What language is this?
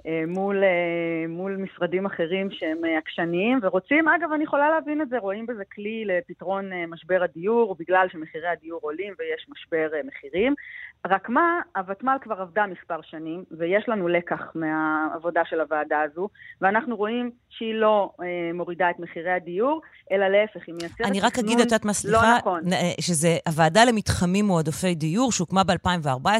Hebrew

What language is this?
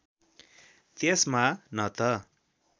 Nepali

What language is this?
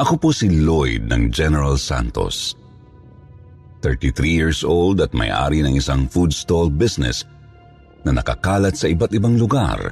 Filipino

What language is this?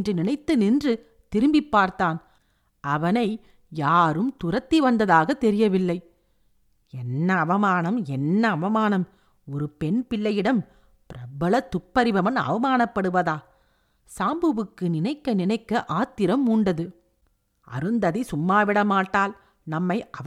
Tamil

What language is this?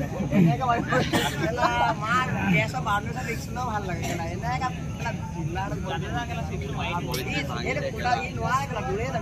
Arabic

